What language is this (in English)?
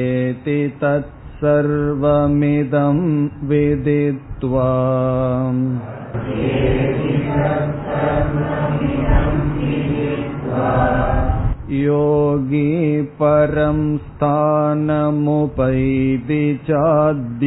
Tamil